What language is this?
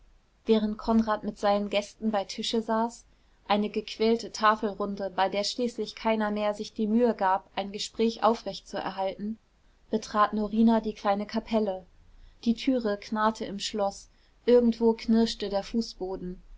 German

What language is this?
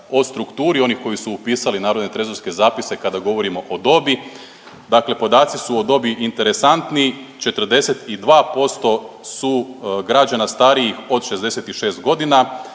Croatian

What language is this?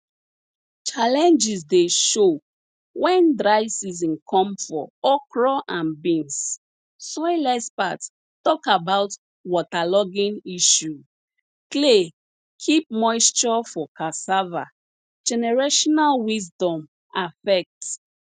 Nigerian Pidgin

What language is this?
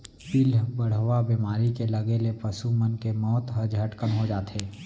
Chhattisgarhi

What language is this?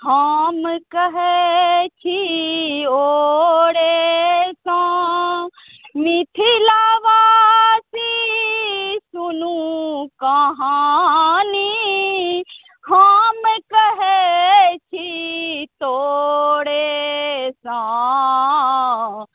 Maithili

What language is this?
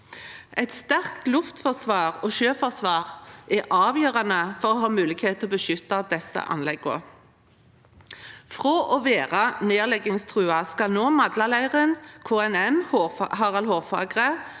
Norwegian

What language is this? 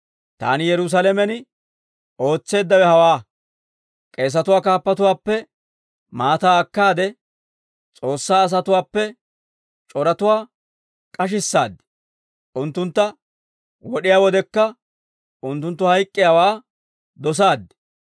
Dawro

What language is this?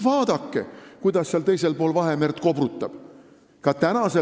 Estonian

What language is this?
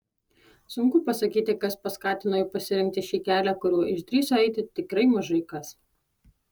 Lithuanian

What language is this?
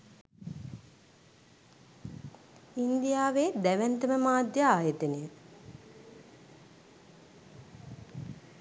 Sinhala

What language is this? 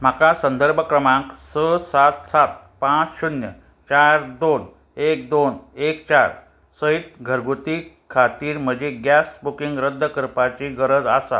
Konkani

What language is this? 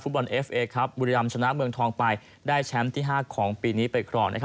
Thai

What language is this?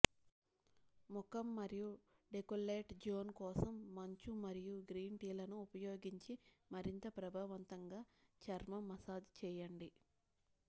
Telugu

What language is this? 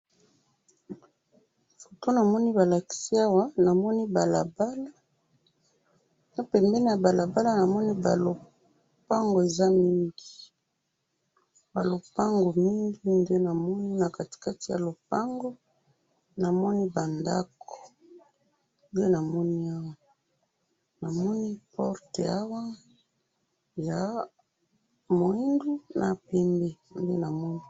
Lingala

